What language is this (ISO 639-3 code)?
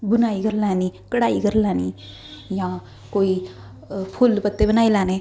doi